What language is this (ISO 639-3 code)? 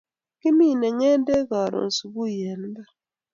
kln